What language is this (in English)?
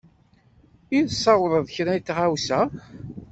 Kabyle